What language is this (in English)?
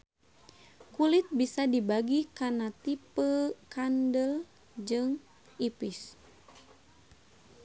Sundanese